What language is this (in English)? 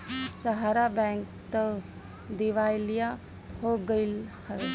Bhojpuri